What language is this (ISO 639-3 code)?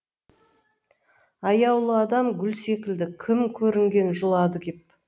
kaz